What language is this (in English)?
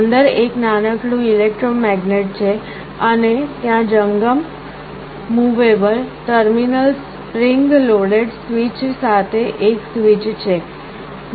Gujarati